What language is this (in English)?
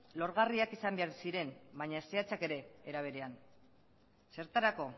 Basque